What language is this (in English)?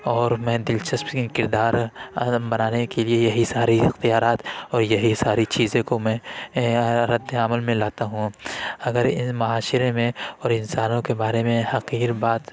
Urdu